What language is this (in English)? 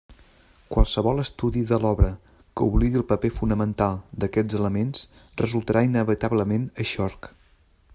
Catalan